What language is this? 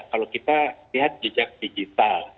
Indonesian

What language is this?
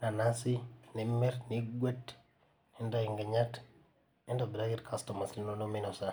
Masai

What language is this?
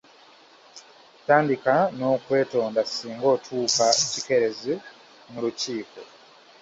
Ganda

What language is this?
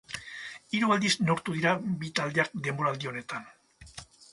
Basque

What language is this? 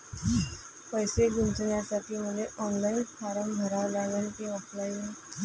Marathi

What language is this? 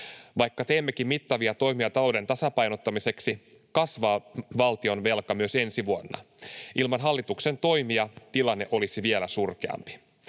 Finnish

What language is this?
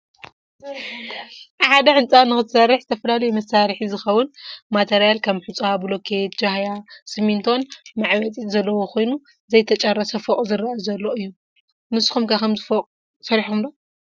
Tigrinya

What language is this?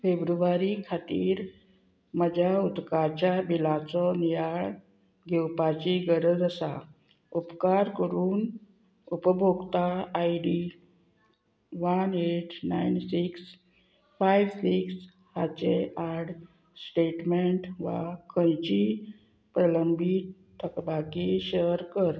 Konkani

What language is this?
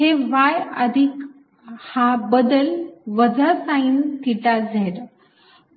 Marathi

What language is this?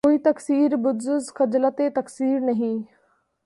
Urdu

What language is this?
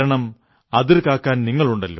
Malayalam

